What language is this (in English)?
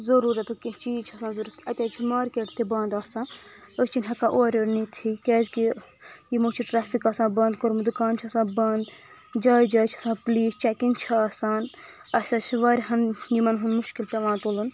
Kashmiri